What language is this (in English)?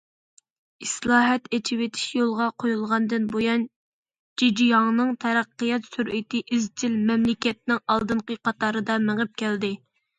Uyghur